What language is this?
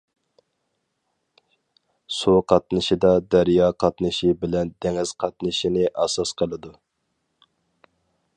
Uyghur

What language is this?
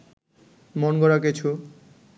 Bangla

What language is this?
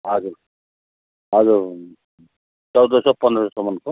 Nepali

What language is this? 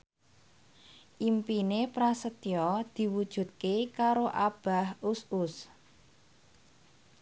Javanese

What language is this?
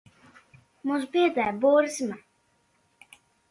Latvian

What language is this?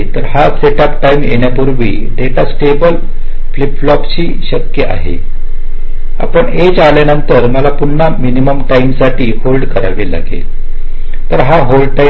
Marathi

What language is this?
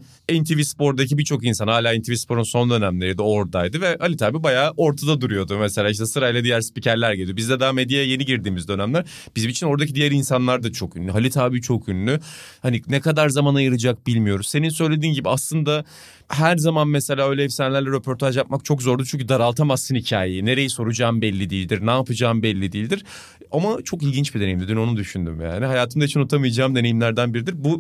Turkish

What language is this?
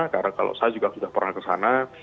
Indonesian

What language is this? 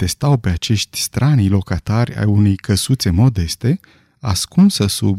Romanian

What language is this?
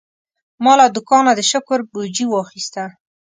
Pashto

